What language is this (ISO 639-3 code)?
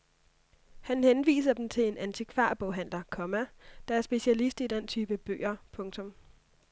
dan